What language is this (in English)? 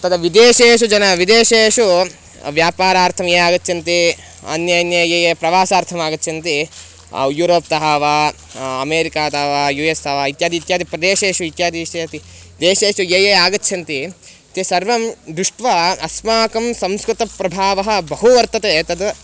Sanskrit